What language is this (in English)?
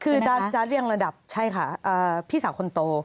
Thai